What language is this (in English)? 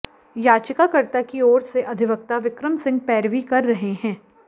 Hindi